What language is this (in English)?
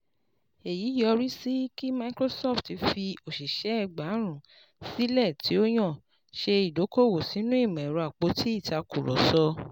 Yoruba